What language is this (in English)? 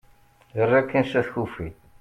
Kabyle